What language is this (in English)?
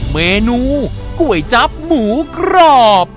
Thai